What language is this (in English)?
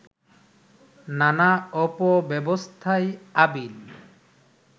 Bangla